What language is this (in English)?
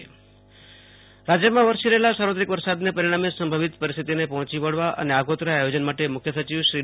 Gujarati